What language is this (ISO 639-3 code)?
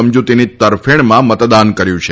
guj